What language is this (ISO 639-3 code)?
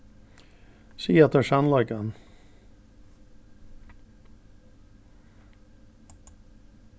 fao